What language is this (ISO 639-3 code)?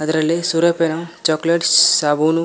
kan